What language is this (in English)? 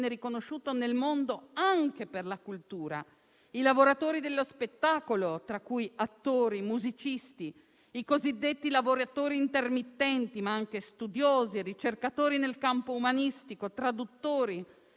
Italian